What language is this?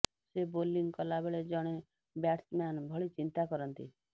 Odia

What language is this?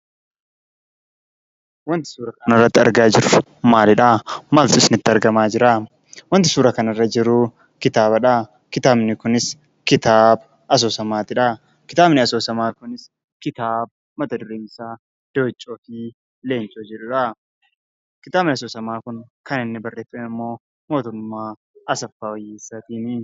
Oromo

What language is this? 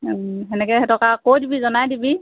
Assamese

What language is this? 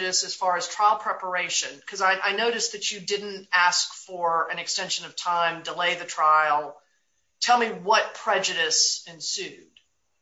English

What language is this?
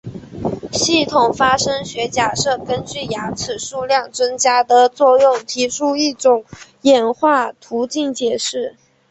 Chinese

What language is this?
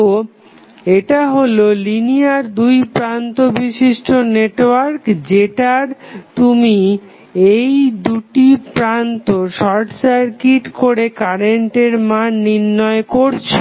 Bangla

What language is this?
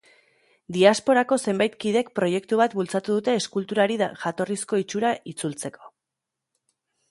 Basque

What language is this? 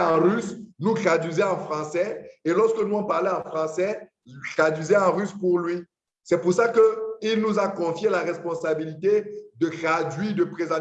French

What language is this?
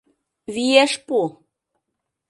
Mari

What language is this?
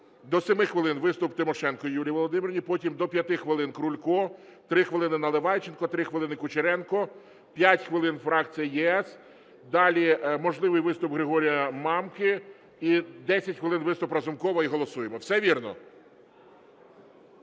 Ukrainian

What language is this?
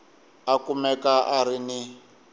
Tsonga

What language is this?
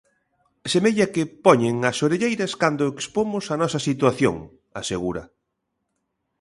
Galician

